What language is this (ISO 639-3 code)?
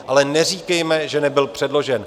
ces